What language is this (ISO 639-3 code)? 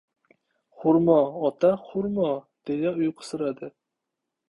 uzb